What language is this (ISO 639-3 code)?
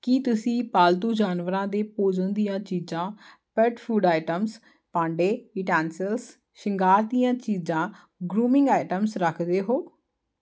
pan